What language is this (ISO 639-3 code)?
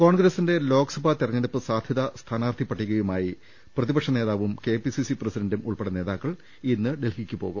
mal